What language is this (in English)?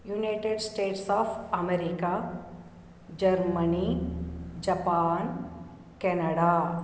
Sanskrit